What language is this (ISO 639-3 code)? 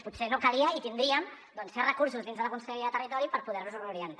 cat